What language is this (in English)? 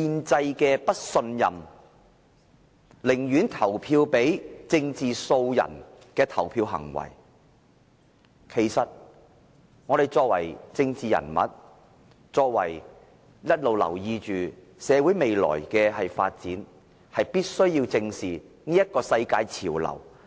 Cantonese